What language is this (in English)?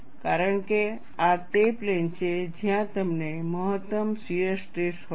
Gujarati